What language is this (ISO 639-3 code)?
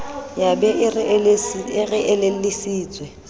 sot